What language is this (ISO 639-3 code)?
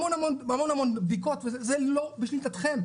heb